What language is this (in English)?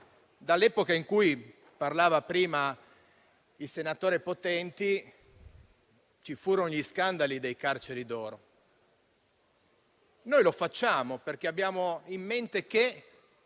Italian